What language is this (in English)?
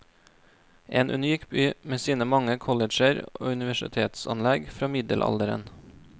Norwegian